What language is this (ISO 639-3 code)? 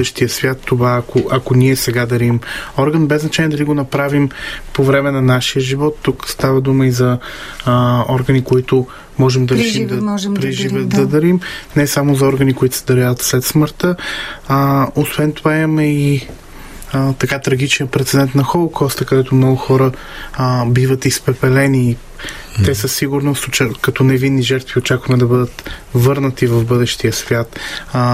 bul